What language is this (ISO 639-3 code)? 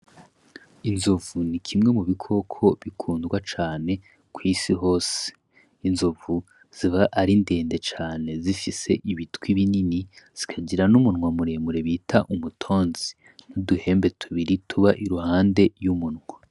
run